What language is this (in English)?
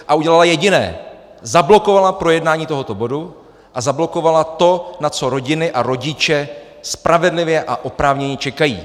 Czech